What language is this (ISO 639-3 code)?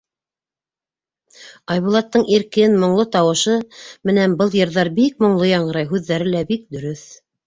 bak